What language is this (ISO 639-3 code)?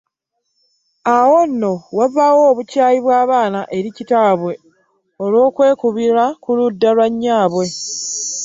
lug